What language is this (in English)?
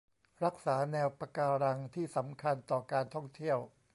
Thai